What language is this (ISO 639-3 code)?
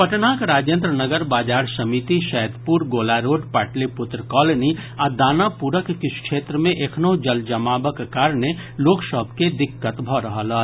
mai